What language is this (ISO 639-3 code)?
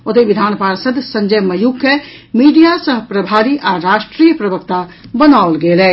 mai